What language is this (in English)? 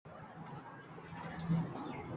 Uzbek